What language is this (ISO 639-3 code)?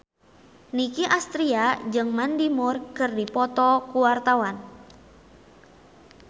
sun